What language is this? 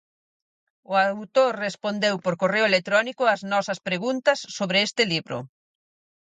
Galician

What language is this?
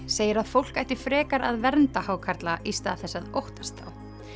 Icelandic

